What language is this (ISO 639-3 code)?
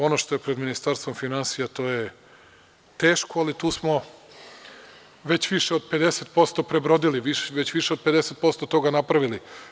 srp